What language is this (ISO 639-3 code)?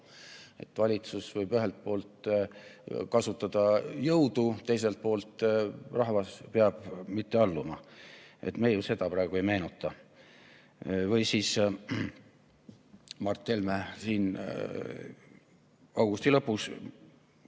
est